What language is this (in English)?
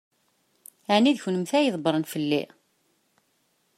Kabyle